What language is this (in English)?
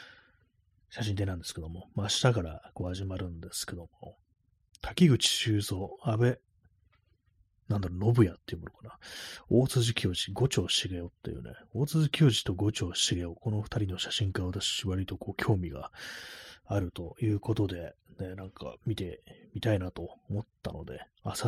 Japanese